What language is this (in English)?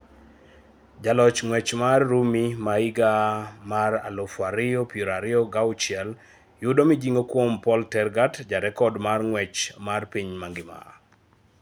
Luo (Kenya and Tanzania)